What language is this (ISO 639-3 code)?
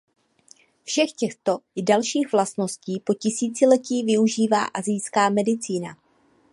ces